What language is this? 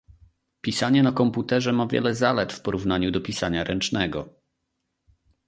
Polish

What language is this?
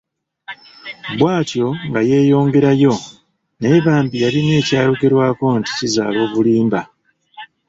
Ganda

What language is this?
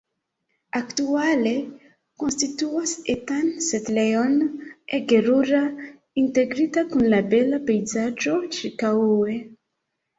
Esperanto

